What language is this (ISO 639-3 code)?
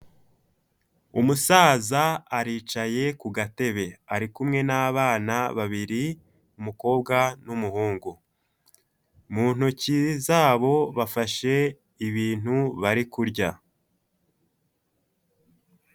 kin